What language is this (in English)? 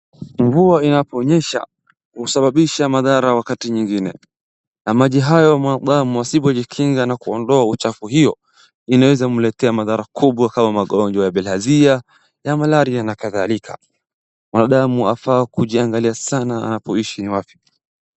Swahili